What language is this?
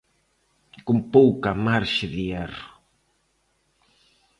Galician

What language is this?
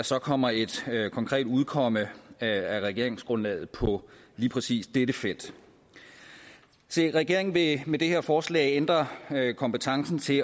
Danish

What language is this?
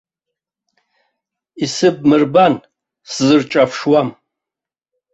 Abkhazian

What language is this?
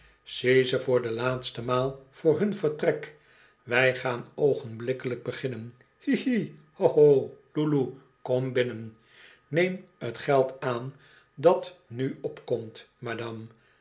Dutch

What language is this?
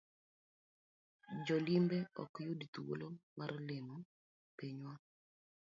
Luo (Kenya and Tanzania)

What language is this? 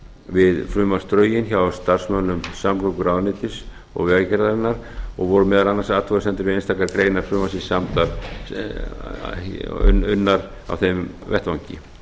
Icelandic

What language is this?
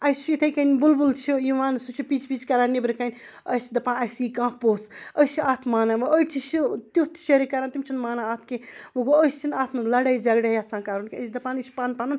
Kashmiri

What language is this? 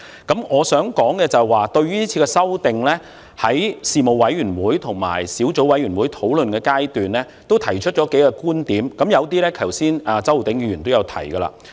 Cantonese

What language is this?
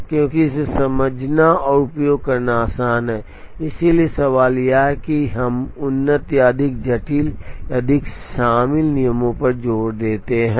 Hindi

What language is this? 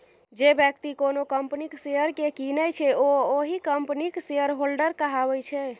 Maithili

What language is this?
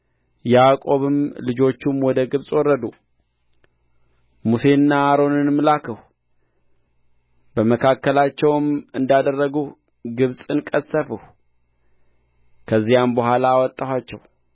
Amharic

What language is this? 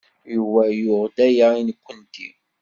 Kabyle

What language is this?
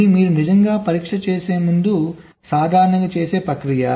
Telugu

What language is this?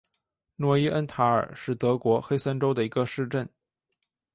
Chinese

